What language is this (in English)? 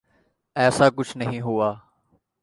Urdu